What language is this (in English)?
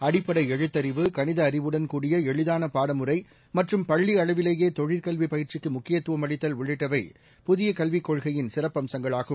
Tamil